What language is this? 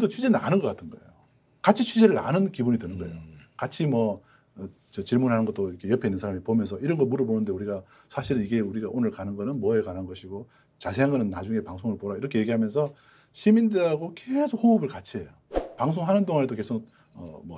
Korean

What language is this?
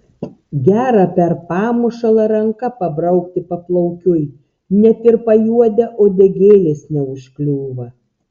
Lithuanian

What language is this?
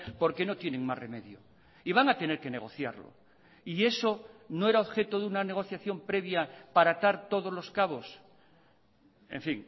Spanish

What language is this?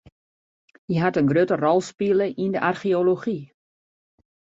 Western Frisian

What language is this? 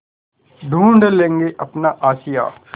Hindi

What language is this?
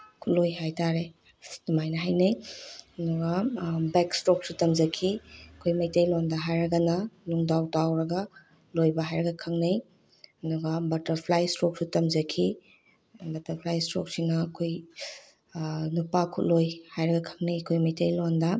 Manipuri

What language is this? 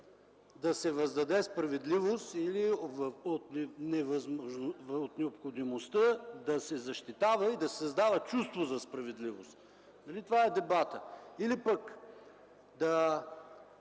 Bulgarian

